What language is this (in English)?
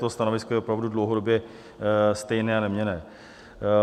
Czech